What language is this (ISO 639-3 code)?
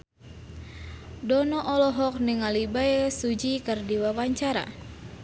sun